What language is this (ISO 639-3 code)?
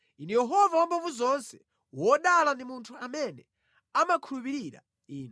nya